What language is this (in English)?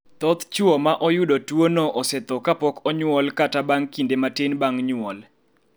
Luo (Kenya and Tanzania)